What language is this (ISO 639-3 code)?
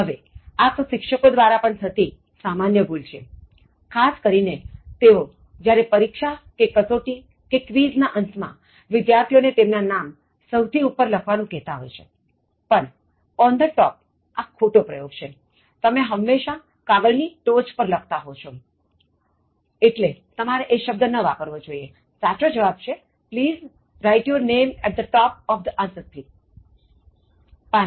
guj